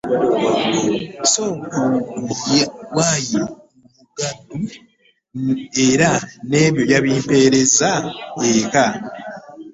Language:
Ganda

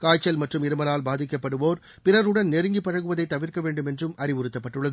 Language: Tamil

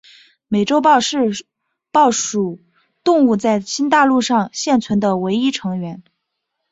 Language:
Chinese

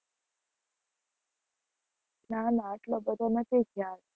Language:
Gujarati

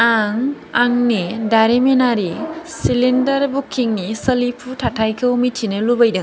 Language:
Bodo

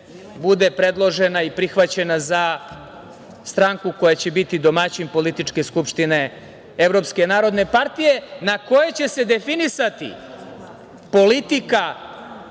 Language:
Serbian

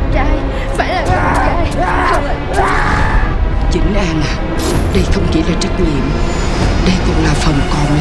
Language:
Vietnamese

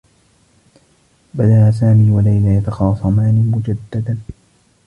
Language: Arabic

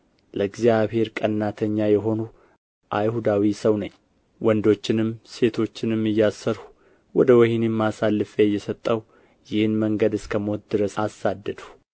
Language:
Amharic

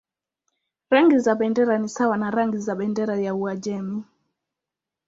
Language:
Swahili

